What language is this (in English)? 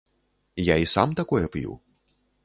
Belarusian